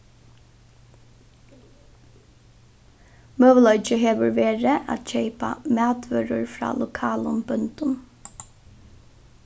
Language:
Faroese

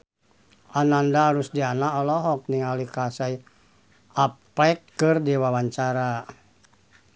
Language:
Sundanese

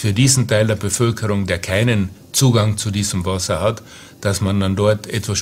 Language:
German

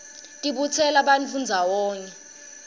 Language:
Swati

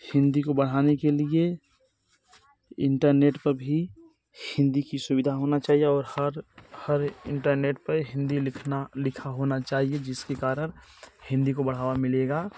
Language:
Hindi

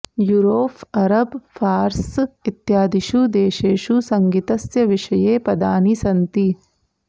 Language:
Sanskrit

